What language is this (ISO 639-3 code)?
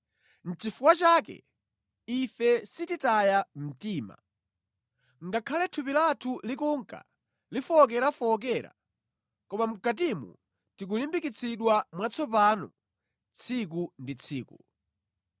nya